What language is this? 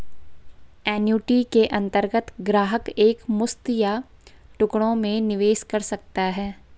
Hindi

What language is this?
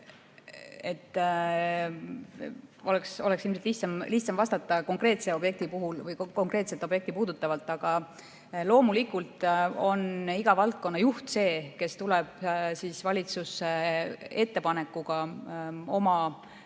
Estonian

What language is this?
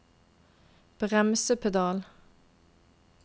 Norwegian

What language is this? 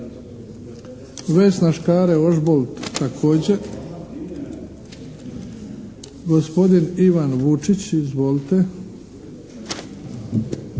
Croatian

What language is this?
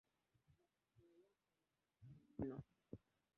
Swahili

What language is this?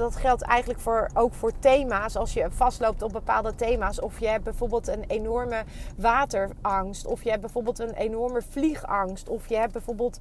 Dutch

